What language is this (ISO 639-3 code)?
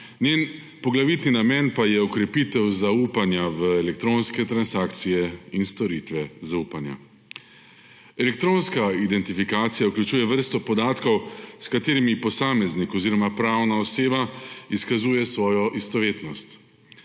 slv